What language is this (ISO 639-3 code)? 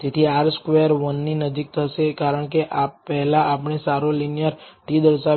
guj